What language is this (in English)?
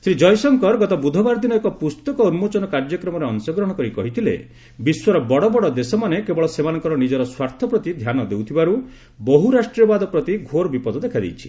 Odia